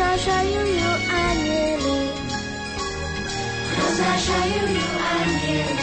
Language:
Slovak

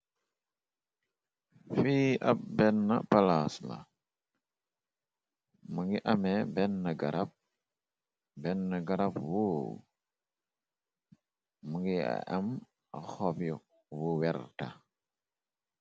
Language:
Wolof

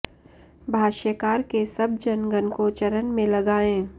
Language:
Sanskrit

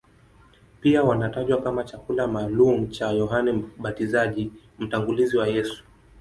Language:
Swahili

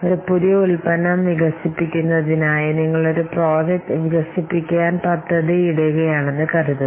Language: Malayalam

